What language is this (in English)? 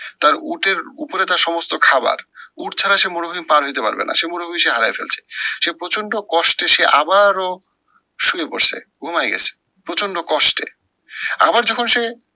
Bangla